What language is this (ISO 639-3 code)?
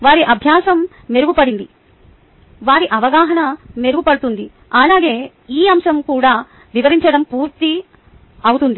tel